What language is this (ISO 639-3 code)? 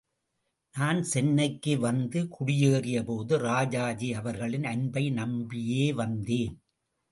tam